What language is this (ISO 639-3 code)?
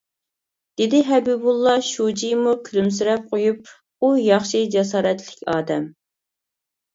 uig